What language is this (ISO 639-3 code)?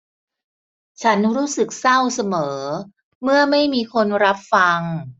tha